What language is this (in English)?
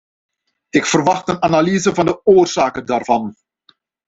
Dutch